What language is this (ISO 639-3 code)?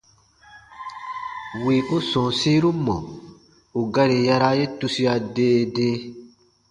bba